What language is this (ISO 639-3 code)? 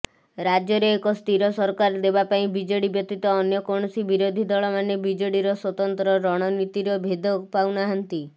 ori